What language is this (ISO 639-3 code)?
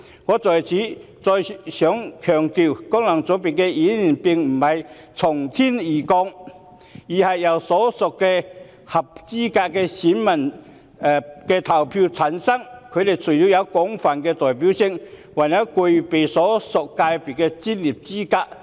yue